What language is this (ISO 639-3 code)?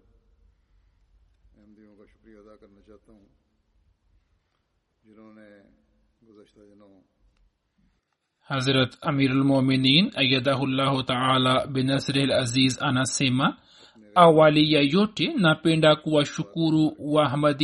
swa